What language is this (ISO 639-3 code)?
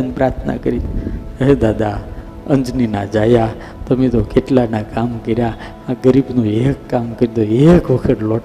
guj